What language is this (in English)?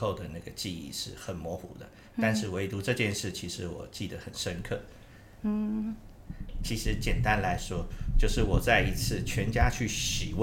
Chinese